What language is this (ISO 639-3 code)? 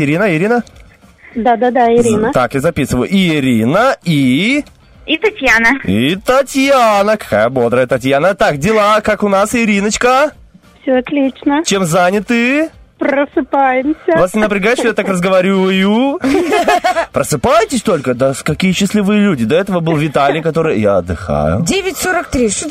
rus